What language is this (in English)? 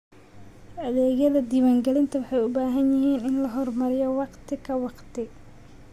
Somali